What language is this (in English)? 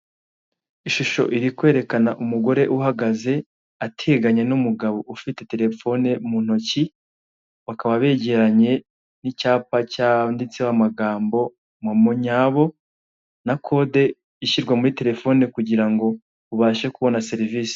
Kinyarwanda